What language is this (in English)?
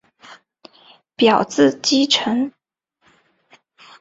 Chinese